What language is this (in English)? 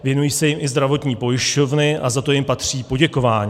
Czech